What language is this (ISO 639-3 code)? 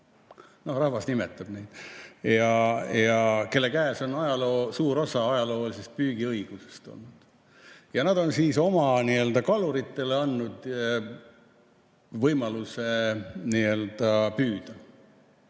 est